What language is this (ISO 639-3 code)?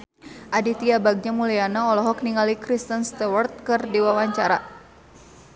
sun